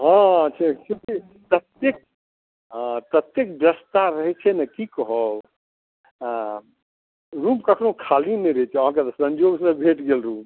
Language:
Maithili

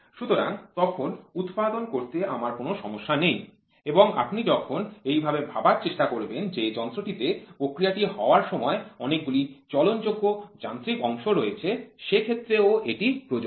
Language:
Bangla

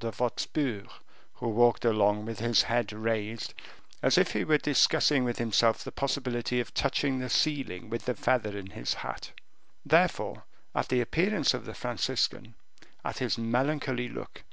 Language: English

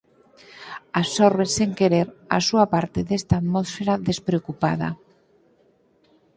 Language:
Galician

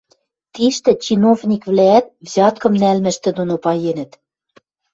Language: Western Mari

